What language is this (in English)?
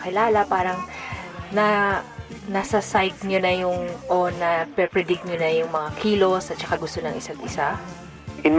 Filipino